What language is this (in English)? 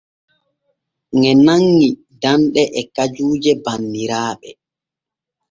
Borgu Fulfulde